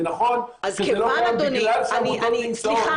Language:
Hebrew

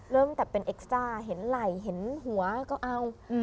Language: Thai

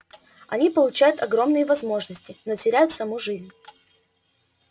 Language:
Russian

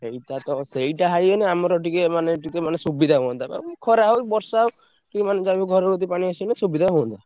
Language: Odia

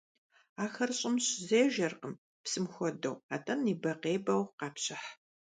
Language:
Kabardian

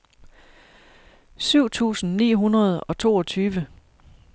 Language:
Danish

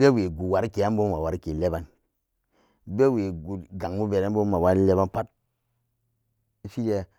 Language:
Samba Daka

